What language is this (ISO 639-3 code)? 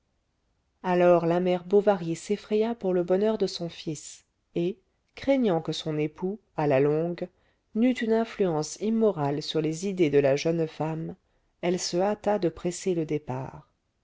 fra